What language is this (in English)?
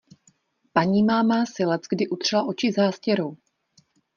Czech